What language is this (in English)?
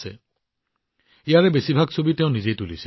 Assamese